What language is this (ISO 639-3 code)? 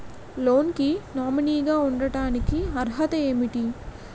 tel